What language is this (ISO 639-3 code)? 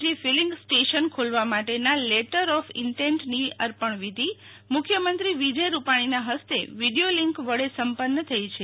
guj